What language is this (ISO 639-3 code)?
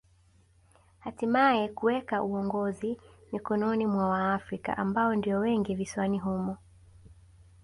swa